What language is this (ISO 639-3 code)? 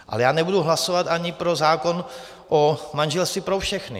ces